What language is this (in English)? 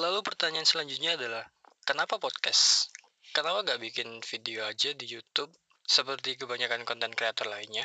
Indonesian